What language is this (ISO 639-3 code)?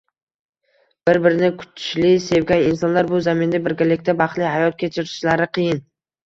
uzb